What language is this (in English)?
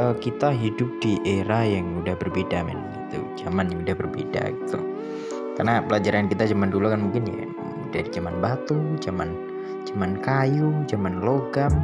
Indonesian